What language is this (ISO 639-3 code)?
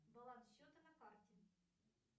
rus